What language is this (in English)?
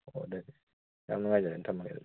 Manipuri